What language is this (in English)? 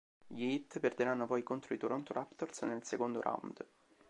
Italian